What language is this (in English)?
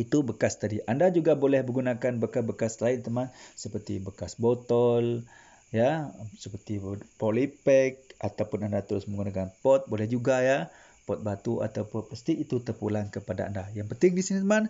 Malay